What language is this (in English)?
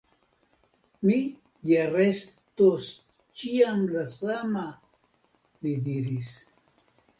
Esperanto